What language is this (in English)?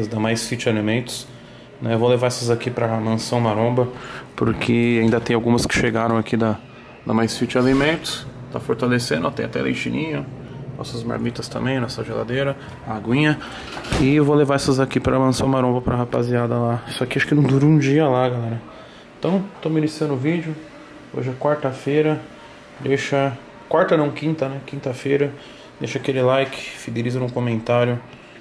Portuguese